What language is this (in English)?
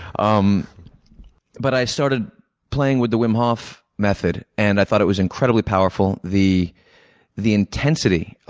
English